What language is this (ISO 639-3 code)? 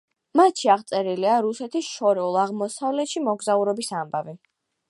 kat